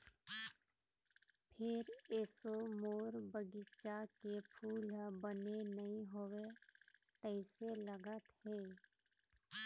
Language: Chhattisgarhi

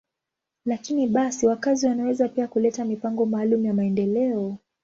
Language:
Swahili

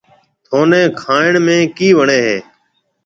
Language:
Marwari (Pakistan)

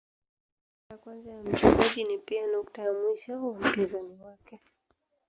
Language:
Swahili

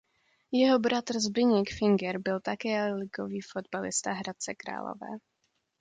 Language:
Czech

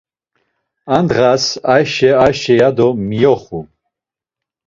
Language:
Laz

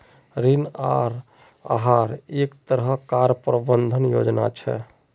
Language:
Magahi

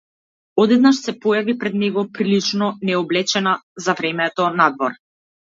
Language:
Macedonian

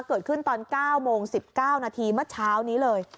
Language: Thai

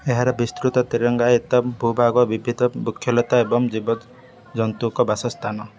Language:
Odia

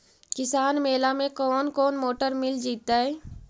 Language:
Magahi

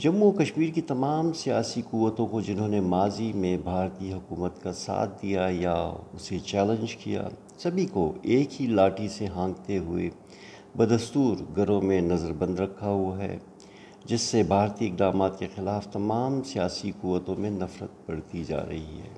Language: Urdu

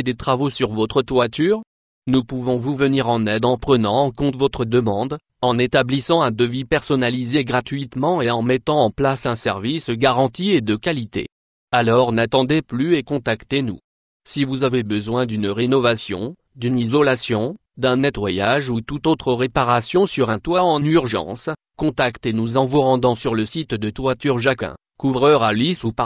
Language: French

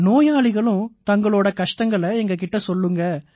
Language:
Tamil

